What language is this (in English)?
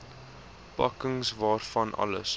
Afrikaans